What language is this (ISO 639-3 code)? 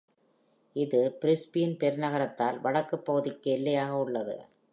tam